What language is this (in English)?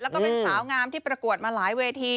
Thai